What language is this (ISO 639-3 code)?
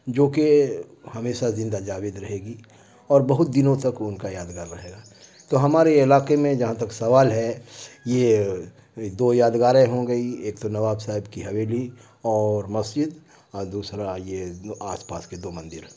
urd